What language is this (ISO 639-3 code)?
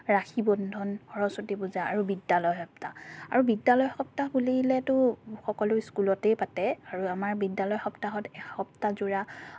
asm